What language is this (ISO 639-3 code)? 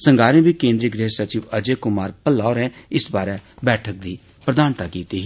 doi